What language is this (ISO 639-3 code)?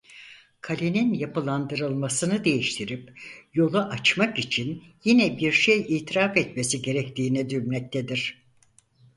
tur